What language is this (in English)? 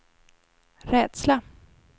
Swedish